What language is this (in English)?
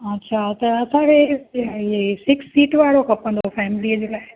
Sindhi